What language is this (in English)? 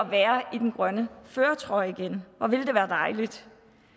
Danish